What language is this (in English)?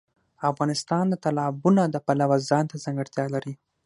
Pashto